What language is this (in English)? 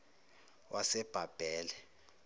Zulu